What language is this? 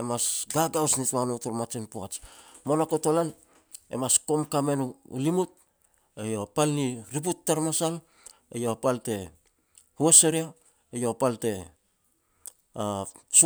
Petats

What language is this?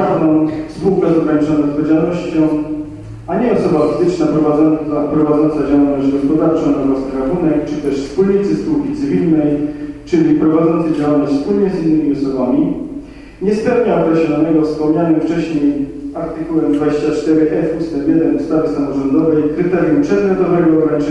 Polish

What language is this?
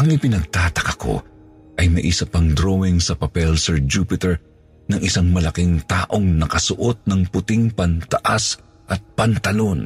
Filipino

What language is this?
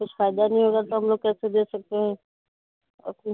Urdu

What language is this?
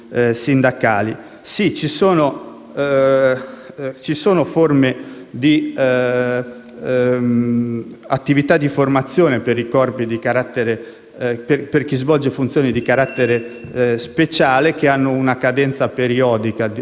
Italian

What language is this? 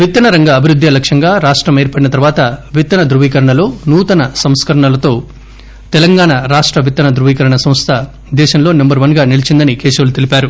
Telugu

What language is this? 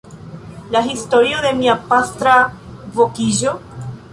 Esperanto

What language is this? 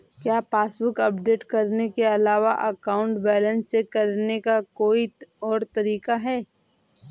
Hindi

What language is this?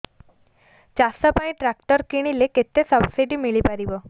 Odia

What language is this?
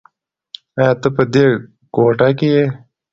Pashto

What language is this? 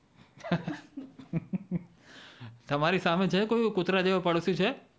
Gujarati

